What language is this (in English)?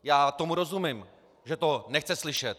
Czech